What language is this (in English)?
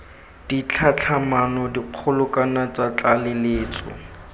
Tswana